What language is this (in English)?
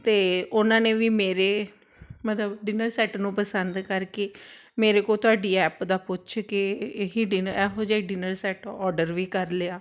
Punjabi